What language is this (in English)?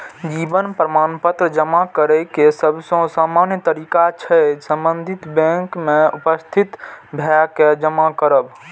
Maithili